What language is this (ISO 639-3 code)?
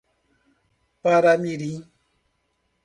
por